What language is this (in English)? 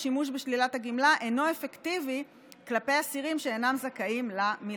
Hebrew